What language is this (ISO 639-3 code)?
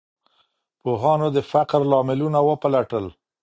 pus